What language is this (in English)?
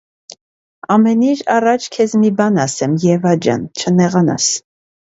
Armenian